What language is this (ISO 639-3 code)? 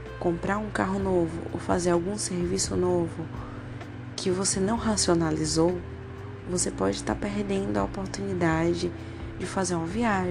por